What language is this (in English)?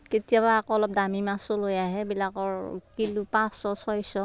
Assamese